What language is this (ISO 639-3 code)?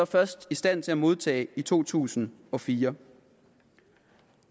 dan